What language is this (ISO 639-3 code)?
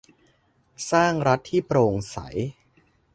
tha